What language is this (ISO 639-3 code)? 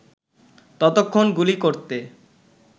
ben